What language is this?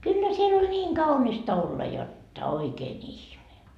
Finnish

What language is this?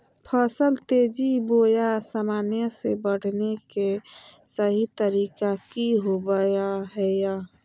Magahi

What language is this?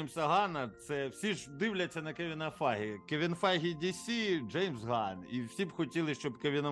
Ukrainian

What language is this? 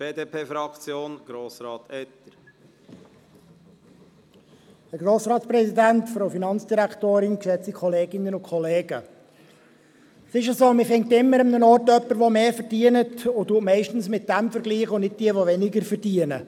Swiss German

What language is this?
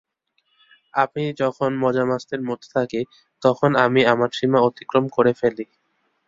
Bangla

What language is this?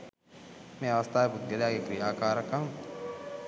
Sinhala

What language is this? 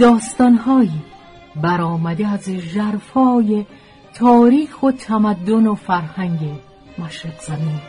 Persian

